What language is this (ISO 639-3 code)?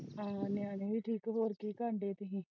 pan